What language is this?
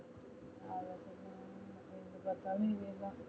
Tamil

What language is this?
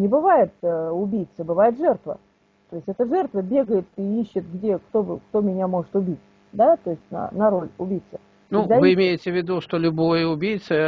Russian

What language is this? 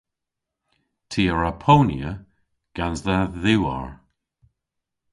Cornish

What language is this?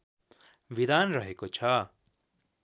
Nepali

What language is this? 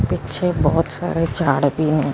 Punjabi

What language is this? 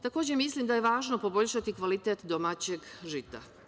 Serbian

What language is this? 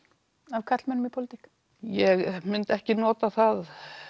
Icelandic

